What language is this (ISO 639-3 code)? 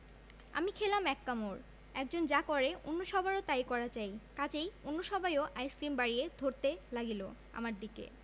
ben